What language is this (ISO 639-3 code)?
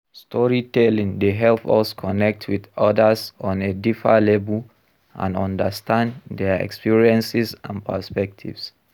pcm